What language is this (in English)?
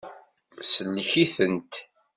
Kabyle